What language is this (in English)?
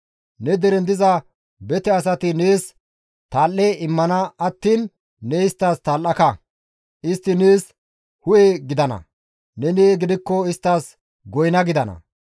Gamo